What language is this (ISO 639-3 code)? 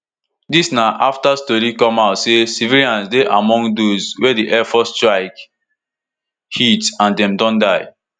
pcm